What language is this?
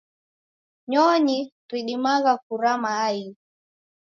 Taita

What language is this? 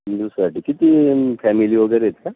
Marathi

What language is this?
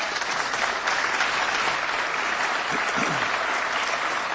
Polish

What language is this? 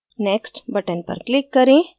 Hindi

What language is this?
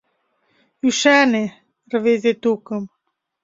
Mari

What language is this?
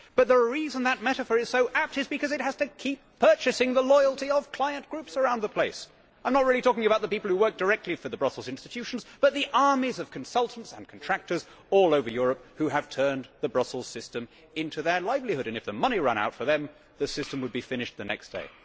English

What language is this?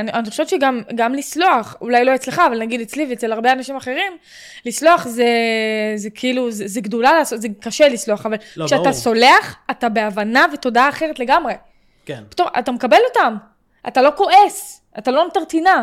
Hebrew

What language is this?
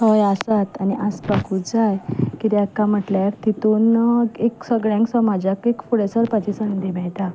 Konkani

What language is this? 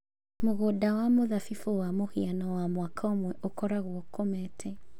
Kikuyu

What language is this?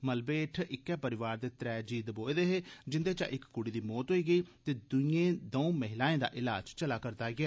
Dogri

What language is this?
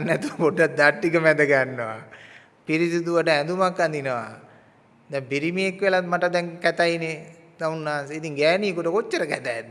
Sinhala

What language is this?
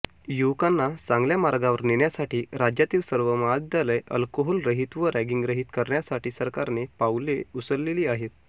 Marathi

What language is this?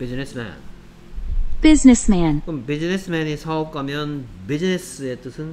Korean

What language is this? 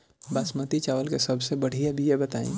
Bhojpuri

